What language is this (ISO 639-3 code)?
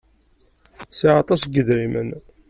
kab